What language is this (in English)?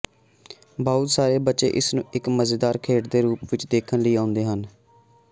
Punjabi